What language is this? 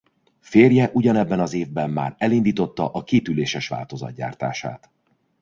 Hungarian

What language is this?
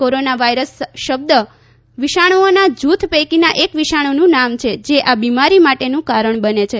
Gujarati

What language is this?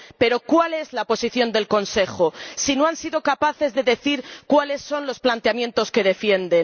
Spanish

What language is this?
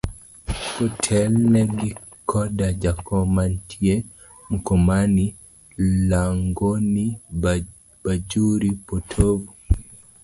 Luo (Kenya and Tanzania)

